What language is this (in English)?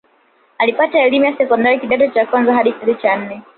Swahili